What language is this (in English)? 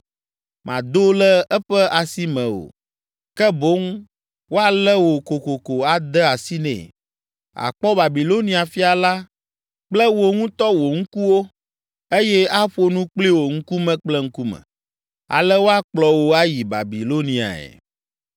Ewe